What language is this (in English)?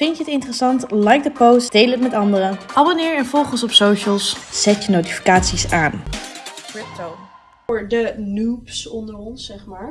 Dutch